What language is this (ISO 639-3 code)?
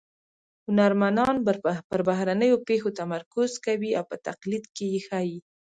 pus